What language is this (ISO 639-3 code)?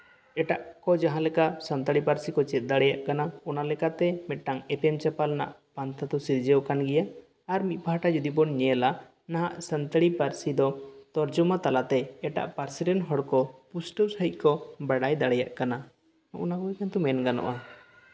sat